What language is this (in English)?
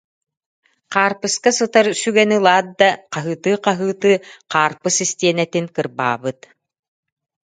Yakut